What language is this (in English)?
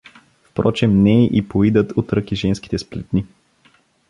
Bulgarian